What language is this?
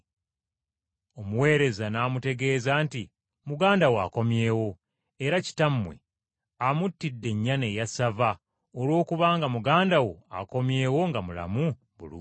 Ganda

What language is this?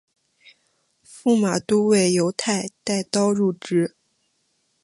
Chinese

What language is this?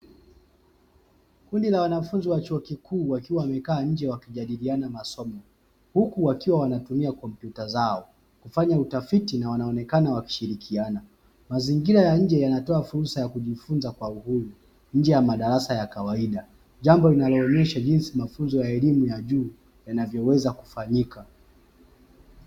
Swahili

